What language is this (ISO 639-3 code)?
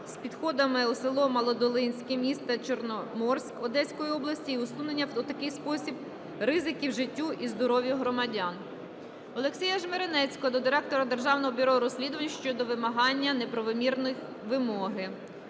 ukr